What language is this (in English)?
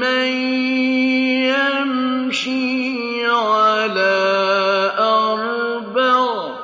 Arabic